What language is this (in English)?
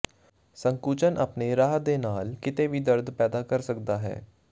Punjabi